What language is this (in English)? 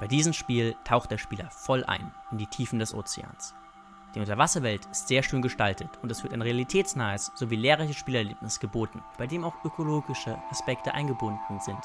German